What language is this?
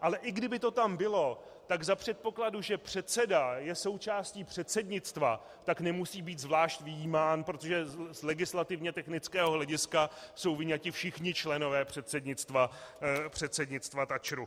Czech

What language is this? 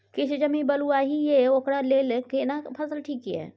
Maithili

